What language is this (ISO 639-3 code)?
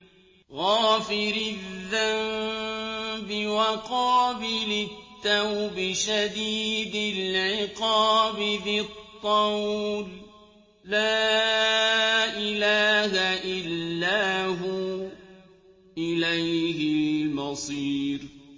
ara